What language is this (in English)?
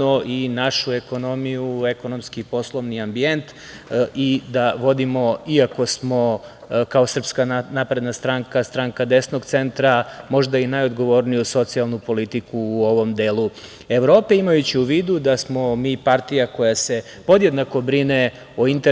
Serbian